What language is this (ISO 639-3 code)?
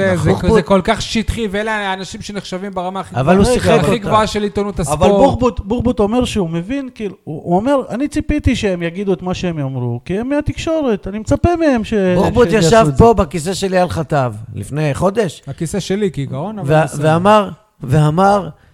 heb